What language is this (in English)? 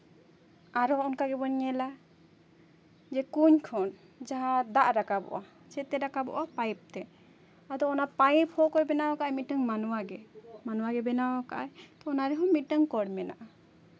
Santali